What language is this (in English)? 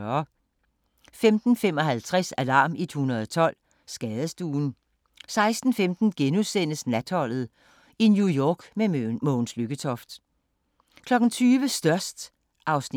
Danish